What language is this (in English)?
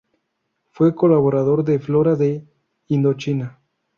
Spanish